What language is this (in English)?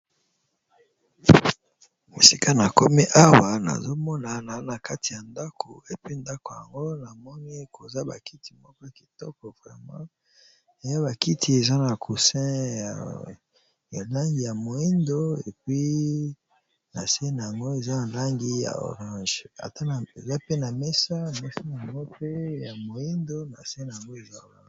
Lingala